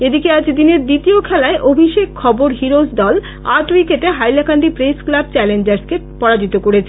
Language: Bangla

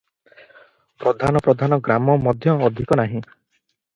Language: Odia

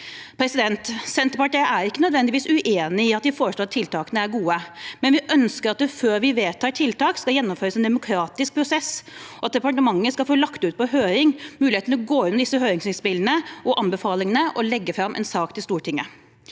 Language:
Norwegian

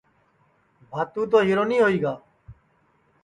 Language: Sansi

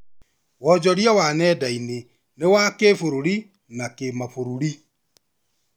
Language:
Kikuyu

